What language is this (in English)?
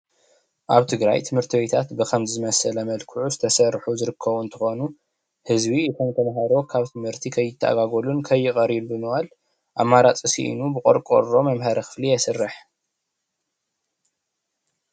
Tigrinya